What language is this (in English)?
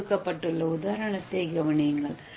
Tamil